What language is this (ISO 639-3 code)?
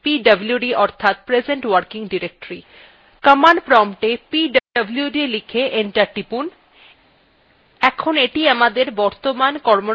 ben